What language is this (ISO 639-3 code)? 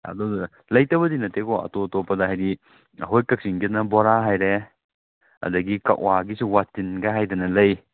mni